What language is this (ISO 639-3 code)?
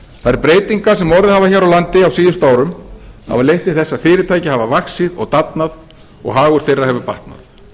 isl